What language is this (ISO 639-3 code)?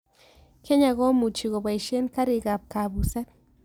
kln